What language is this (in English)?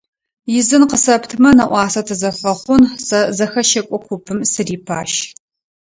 Adyghe